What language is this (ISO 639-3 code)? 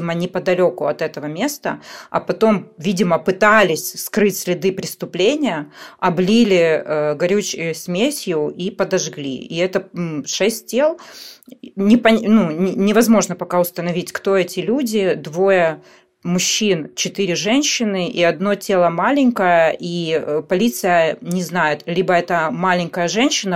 rus